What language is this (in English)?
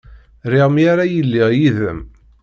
Kabyle